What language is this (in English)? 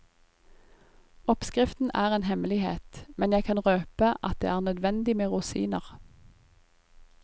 Norwegian